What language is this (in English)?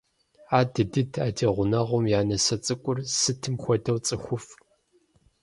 Kabardian